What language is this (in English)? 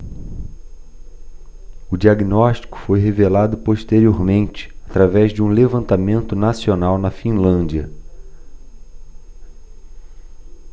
Portuguese